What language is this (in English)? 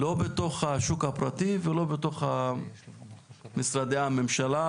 Hebrew